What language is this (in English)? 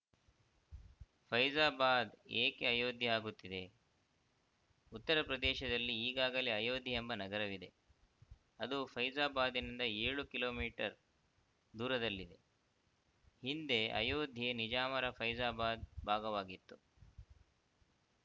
Kannada